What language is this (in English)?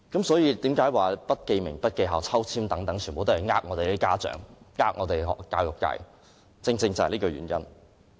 Cantonese